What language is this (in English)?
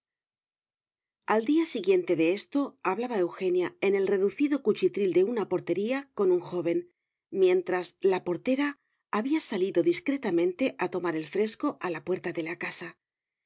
Spanish